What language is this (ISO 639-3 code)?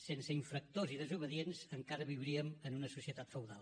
cat